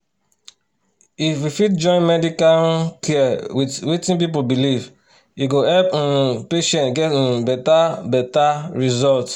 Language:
Nigerian Pidgin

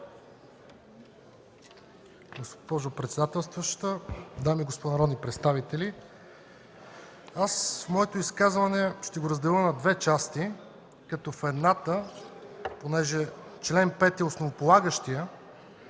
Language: Bulgarian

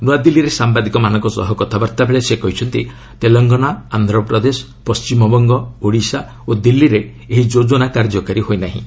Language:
Odia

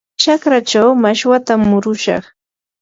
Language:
Yanahuanca Pasco Quechua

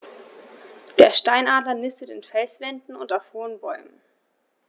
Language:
German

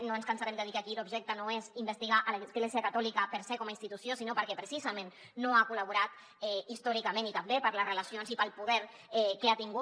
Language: Catalan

